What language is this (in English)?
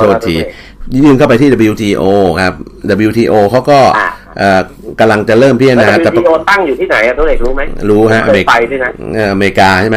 Thai